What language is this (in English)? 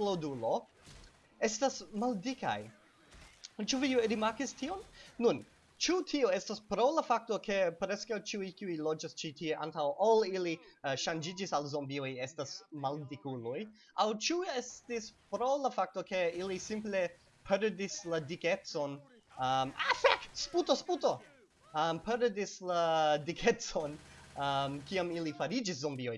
Esperanto